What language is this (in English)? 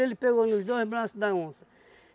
Portuguese